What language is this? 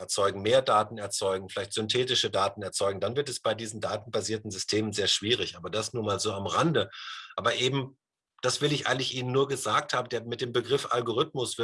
German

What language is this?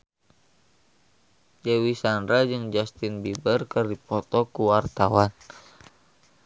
Sundanese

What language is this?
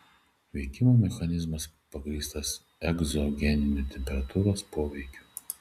Lithuanian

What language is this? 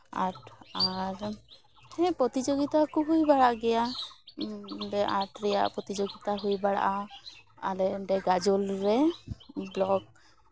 Santali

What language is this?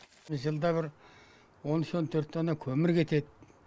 Kazakh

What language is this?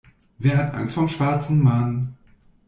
German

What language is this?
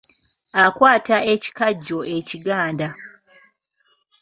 Ganda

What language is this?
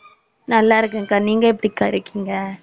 Tamil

